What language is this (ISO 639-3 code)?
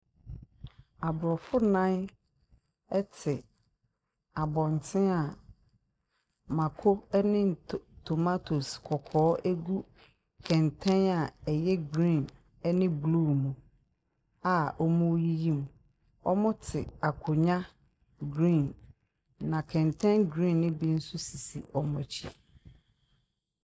aka